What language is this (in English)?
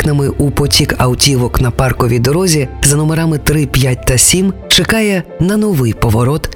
Ukrainian